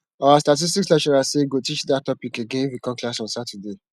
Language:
Nigerian Pidgin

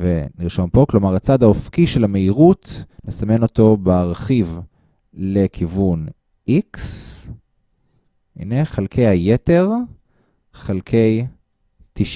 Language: Hebrew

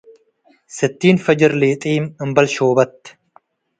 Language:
Tigre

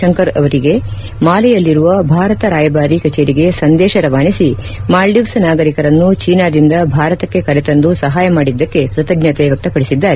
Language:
Kannada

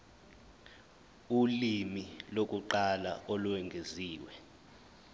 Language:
Zulu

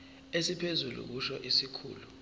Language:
Zulu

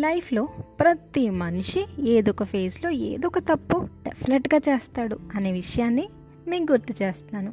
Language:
Telugu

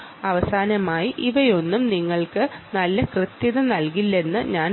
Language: Malayalam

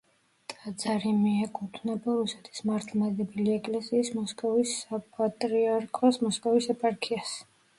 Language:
Georgian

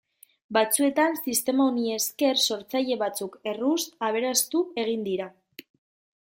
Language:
Basque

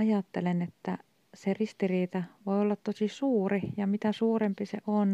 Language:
Finnish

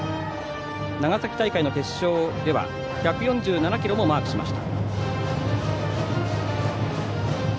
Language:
Japanese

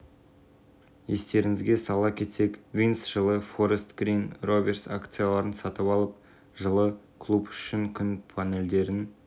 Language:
Kazakh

